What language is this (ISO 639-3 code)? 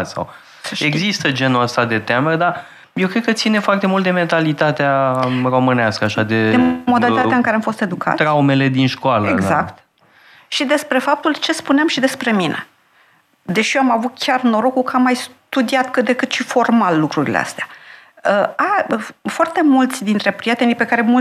ron